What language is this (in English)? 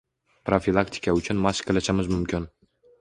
Uzbek